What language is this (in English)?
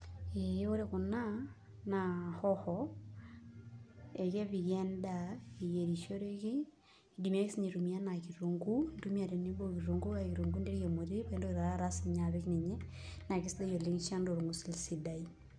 Masai